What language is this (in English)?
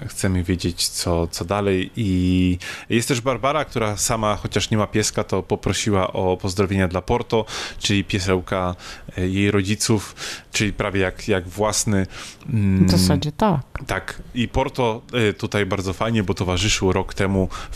Polish